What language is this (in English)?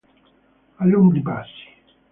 Italian